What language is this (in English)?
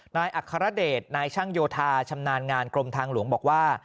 Thai